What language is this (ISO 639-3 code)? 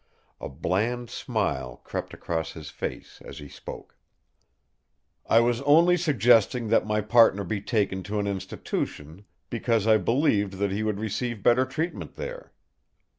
eng